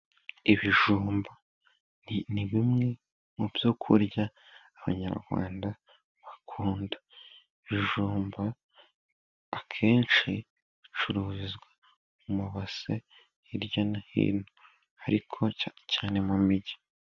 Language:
Kinyarwanda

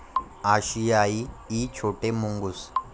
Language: Marathi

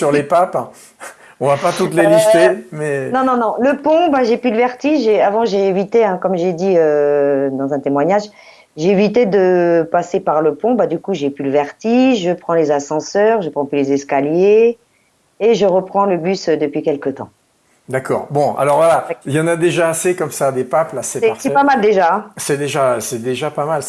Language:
French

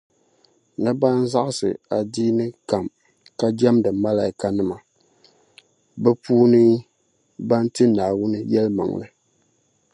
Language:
Dagbani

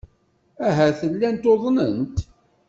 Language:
Kabyle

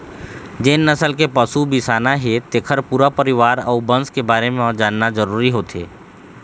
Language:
Chhattisgarhi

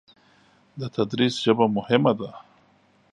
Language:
Pashto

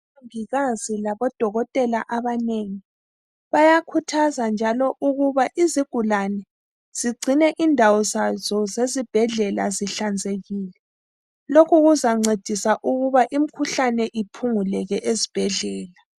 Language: North Ndebele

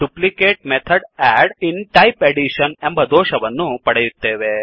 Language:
Kannada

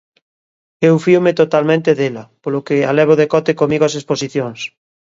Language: Galician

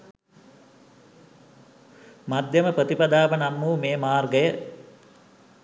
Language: Sinhala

